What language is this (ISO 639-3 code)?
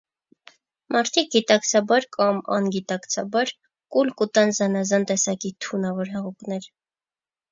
hye